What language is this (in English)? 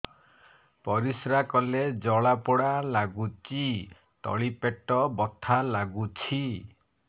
Odia